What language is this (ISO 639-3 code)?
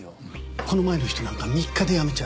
jpn